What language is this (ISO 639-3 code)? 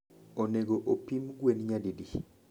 luo